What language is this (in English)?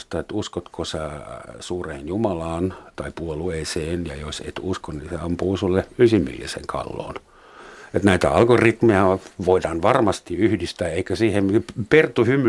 Finnish